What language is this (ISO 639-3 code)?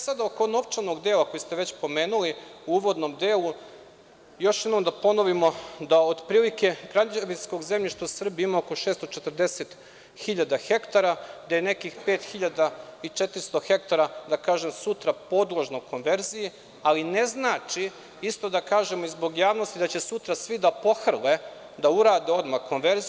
srp